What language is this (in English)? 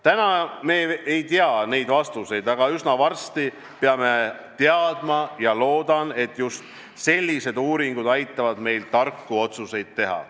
Estonian